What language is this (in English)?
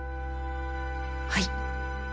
Japanese